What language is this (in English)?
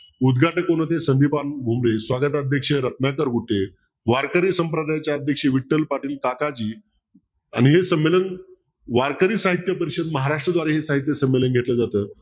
Marathi